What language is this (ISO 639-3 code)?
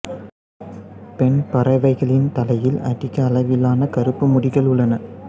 tam